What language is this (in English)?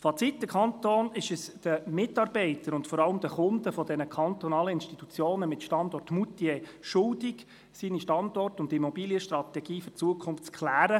Swiss German